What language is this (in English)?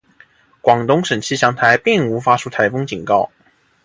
Chinese